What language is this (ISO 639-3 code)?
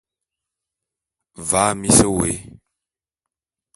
bum